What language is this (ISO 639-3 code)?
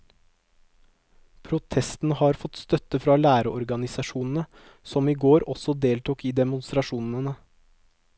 nor